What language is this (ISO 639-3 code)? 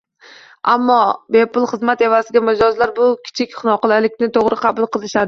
uzb